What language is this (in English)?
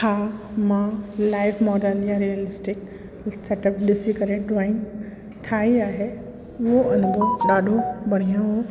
Sindhi